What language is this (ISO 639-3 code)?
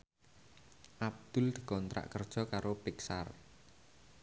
jav